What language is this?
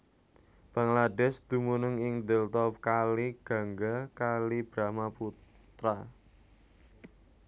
Javanese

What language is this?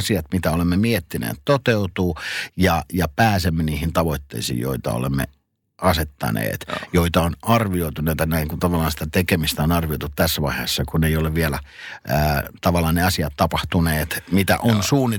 Finnish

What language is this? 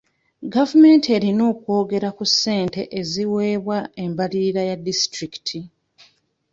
Ganda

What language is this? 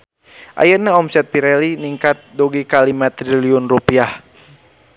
Sundanese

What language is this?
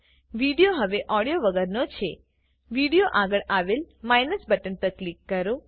Gujarati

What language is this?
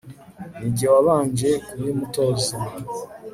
Kinyarwanda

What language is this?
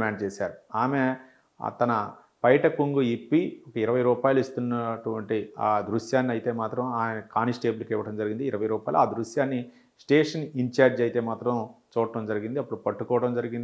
Telugu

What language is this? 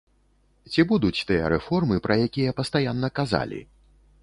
Belarusian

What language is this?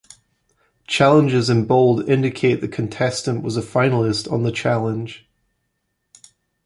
English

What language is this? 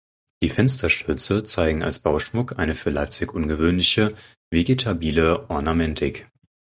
German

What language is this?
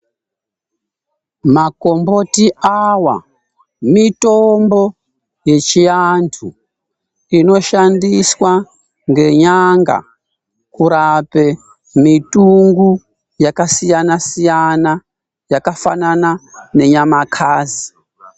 Ndau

